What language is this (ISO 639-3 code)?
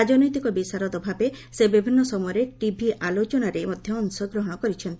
ori